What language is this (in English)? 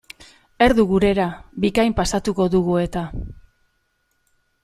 Basque